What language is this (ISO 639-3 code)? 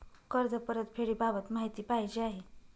mar